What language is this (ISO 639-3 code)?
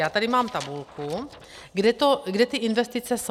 ces